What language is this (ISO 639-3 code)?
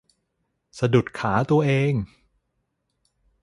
tha